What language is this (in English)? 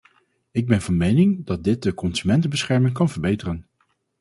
Dutch